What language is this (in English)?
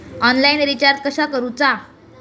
Marathi